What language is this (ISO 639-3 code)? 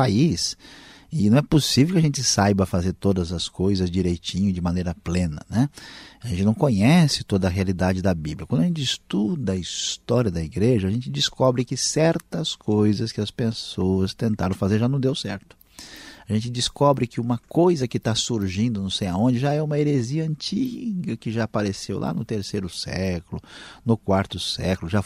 por